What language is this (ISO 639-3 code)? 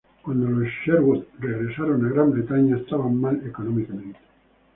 spa